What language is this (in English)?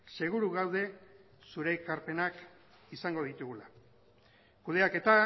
Basque